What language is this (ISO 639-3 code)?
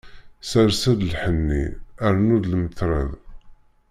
kab